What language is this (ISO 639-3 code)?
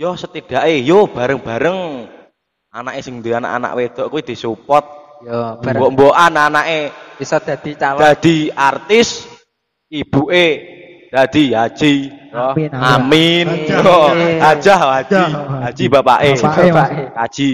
ind